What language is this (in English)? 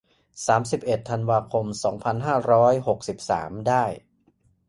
Thai